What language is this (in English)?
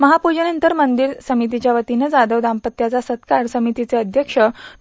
Marathi